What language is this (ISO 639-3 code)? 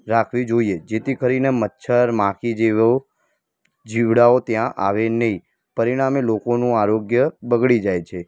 guj